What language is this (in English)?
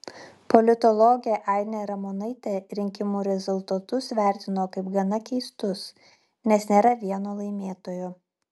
Lithuanian